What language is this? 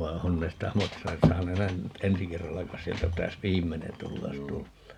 Finnish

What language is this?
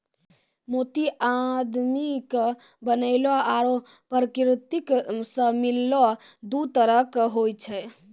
Maithili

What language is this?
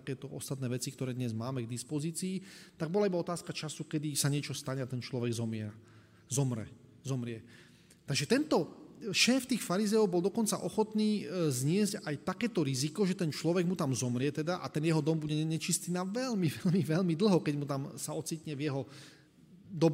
Slovak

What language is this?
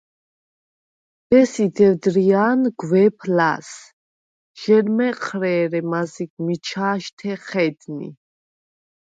Svan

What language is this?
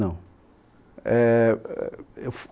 Portuguese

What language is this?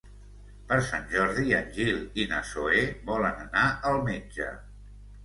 Catalan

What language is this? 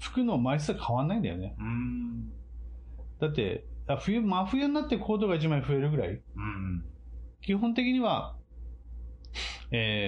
Japanese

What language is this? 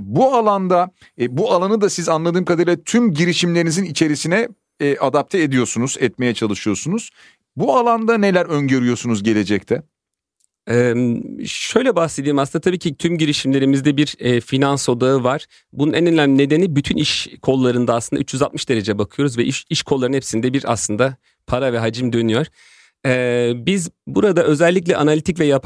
Turkish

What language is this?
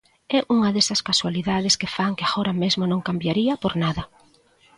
Galician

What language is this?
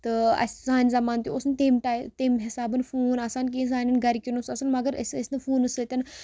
Kashmiri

